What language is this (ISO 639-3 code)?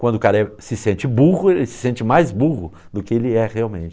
por